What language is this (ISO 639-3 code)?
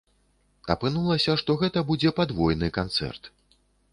bel